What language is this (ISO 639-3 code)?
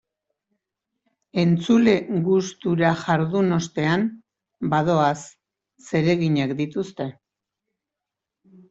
eus